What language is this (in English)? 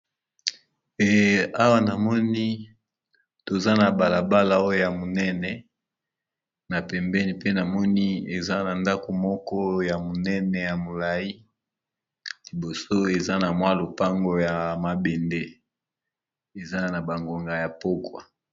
Lingala